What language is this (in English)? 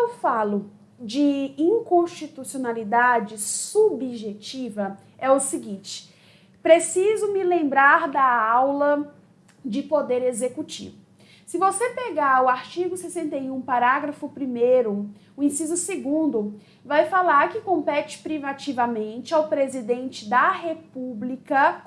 Portuguese